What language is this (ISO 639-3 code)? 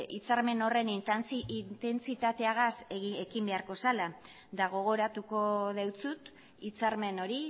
eus